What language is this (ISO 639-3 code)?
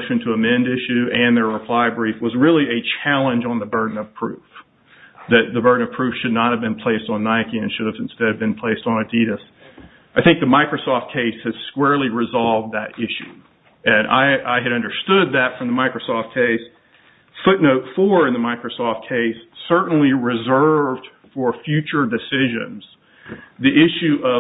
eng